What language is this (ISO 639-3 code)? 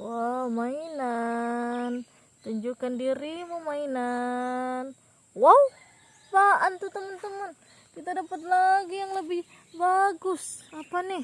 ind